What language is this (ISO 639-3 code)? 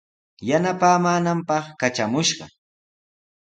qws